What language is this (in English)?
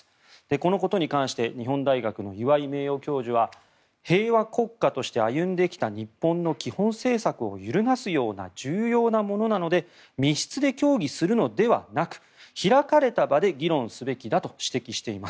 Japanese